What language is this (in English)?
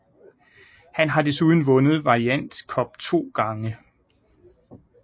Danish